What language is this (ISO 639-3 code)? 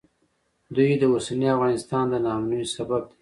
pus